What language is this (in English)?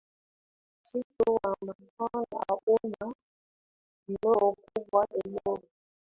Swahili